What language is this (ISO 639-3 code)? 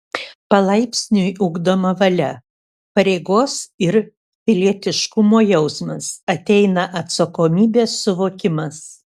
lit